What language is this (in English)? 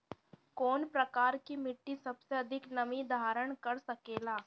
Bhojpuri